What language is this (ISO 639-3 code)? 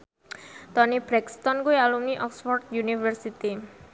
jav